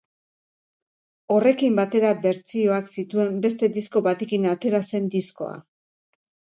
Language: Basque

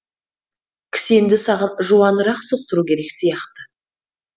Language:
Kazakh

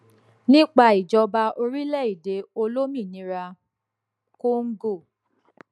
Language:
Yoruba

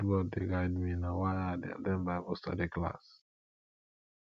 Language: Nigerian Pidgin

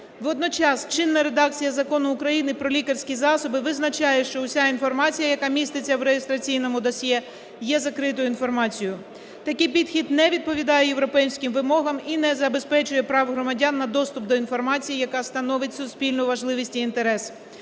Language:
Ukrainian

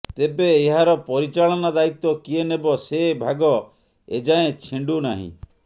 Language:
Odia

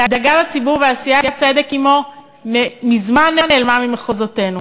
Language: Hebrew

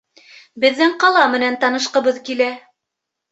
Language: Bashkir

